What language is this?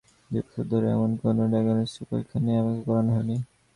Bangla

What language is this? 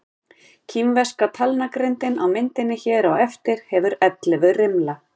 Icelandic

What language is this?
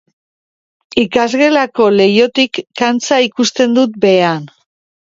Basque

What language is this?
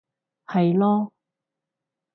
Cantonese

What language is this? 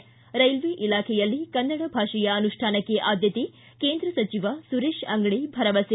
Kannada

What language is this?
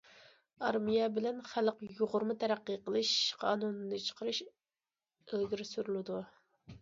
Uyghur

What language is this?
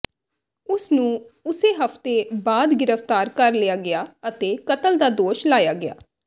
Punjabi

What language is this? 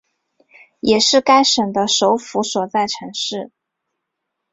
Chinese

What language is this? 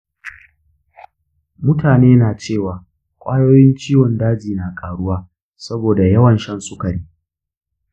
Hausa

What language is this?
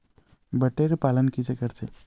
Chhattisgarhi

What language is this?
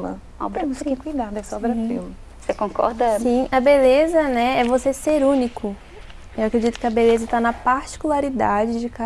Portuguese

